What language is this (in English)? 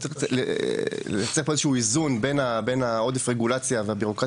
Hebrew